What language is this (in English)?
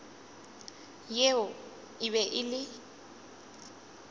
Northern Sotho